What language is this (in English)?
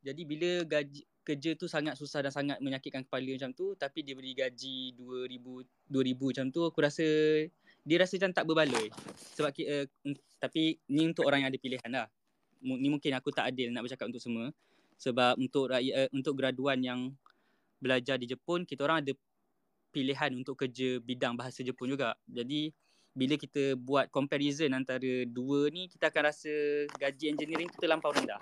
Malay